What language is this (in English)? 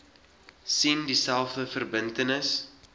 Afrikaans